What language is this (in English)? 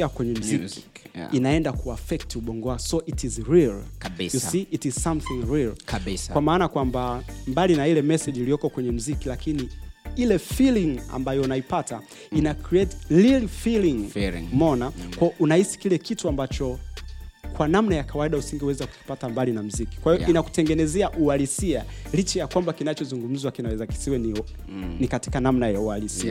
Swahili